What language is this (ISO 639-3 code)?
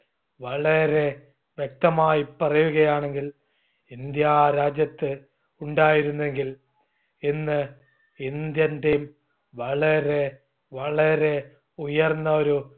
mal